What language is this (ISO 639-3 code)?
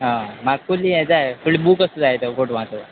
kok